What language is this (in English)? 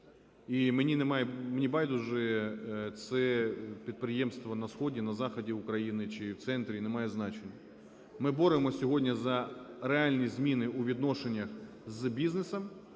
Ukrainian